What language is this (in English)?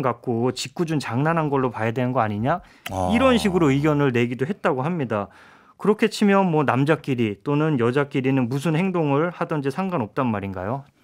Korean